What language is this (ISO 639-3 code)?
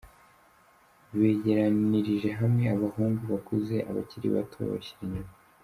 kin